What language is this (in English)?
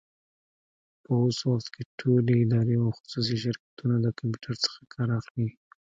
Pashto